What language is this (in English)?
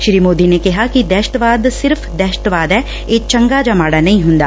Punjabi